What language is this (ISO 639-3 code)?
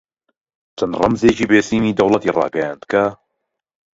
ckb